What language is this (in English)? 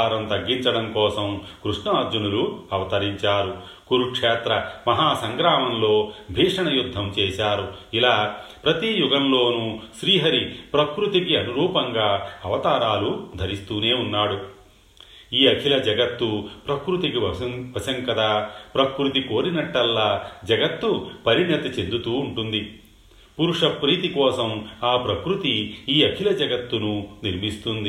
Telugu